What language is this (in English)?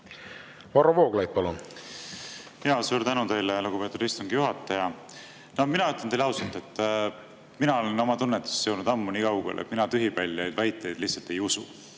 Estonian